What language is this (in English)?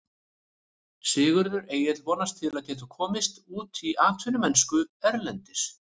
Icelandic